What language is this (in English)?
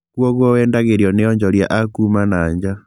Kikuyu